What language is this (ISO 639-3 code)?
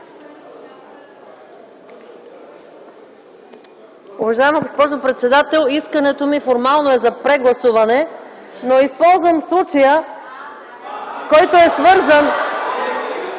bul